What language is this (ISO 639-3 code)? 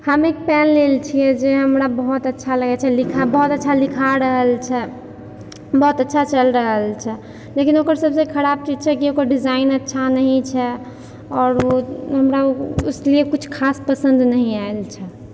mai